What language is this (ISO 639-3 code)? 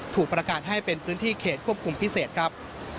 tha